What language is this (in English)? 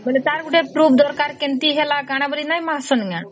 Odia